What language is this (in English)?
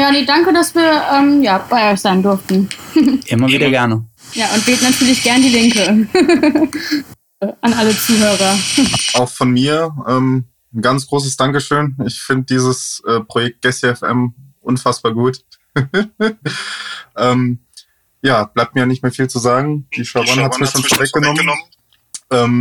German